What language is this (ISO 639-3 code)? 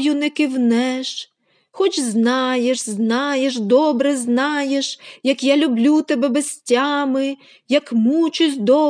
ukr